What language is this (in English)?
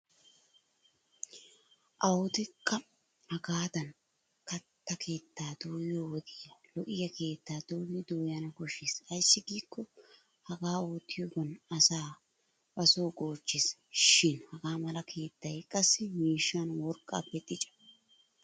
Wolaytta